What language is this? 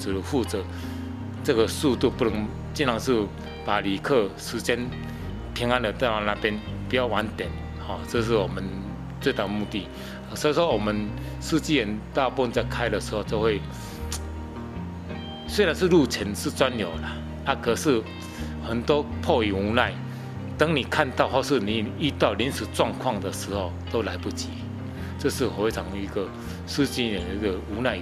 Chinese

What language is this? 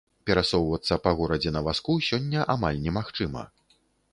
Belarusian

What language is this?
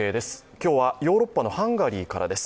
Japanese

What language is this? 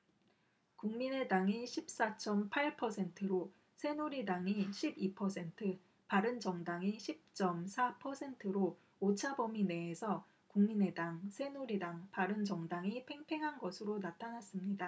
Korean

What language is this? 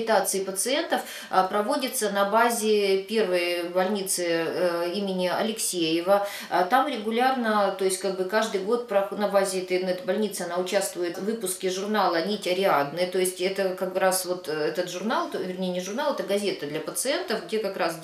Russian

